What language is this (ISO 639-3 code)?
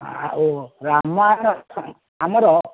ori